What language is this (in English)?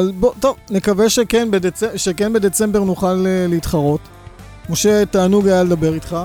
Hebrew